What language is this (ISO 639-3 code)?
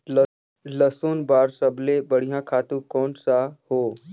hne